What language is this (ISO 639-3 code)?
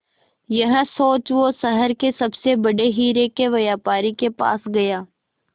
hin